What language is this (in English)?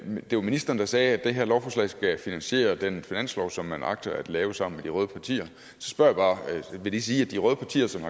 Danish